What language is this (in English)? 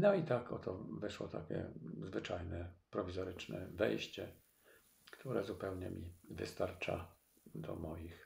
Polish